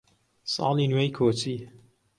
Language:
Central Kurdish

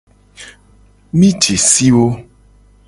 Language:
Gen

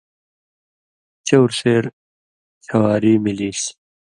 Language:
Indus Kohistani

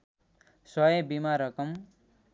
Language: Nepali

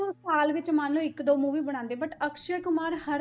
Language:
Punjabi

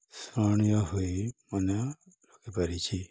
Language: Odia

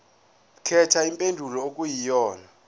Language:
Zulu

